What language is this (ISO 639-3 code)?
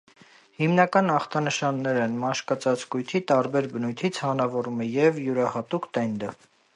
hye